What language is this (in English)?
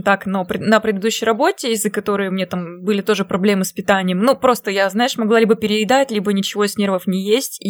Russian